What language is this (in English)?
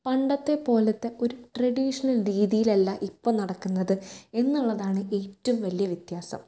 Malayalam